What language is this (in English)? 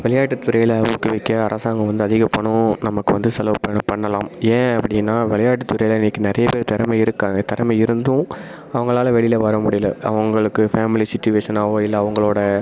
Tamil